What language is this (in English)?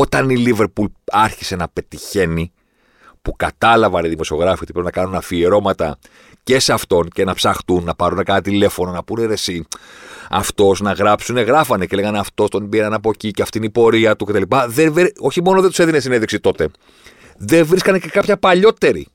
Greek